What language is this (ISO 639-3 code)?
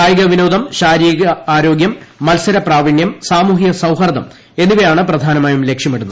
mal